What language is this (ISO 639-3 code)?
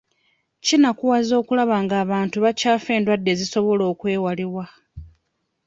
lug